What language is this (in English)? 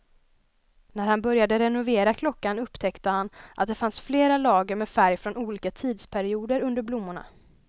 Swedish